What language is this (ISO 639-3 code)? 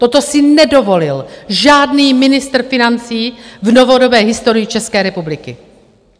ces